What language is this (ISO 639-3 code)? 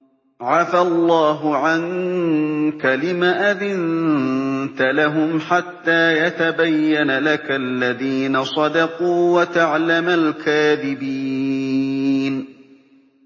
ara